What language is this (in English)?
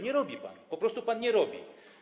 Polish